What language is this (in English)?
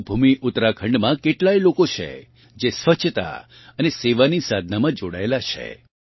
Gujarati